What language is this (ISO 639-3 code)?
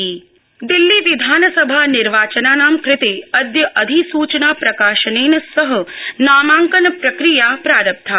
san